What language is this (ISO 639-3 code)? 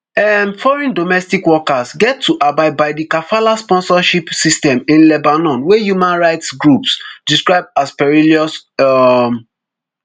pcm